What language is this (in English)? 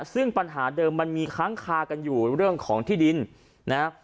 Thai